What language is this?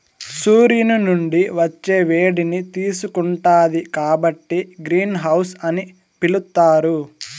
Telugu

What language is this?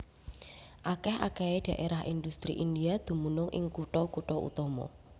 Javanese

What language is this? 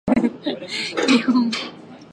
Japanese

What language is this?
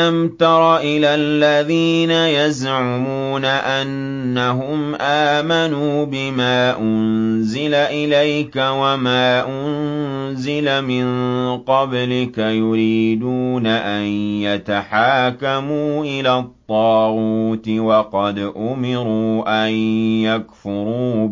Arabic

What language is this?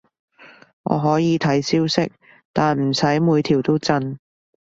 Cantonese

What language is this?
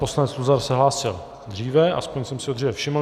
Czech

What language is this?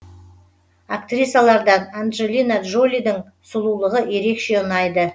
Kazakh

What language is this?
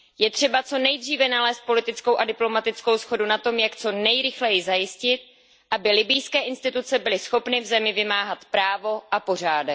Czech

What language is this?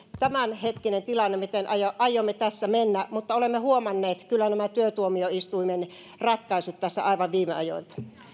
Finnish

